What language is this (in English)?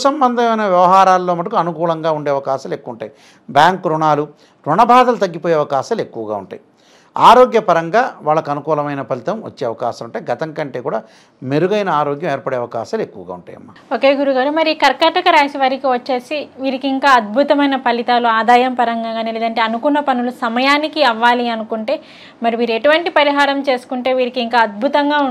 Telugu